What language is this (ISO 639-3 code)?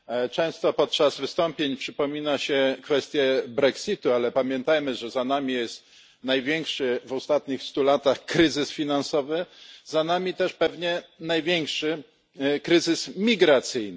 pol